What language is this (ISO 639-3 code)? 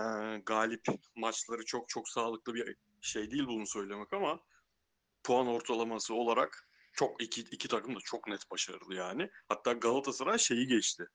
tur